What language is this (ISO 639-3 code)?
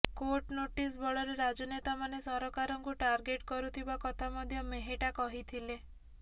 ori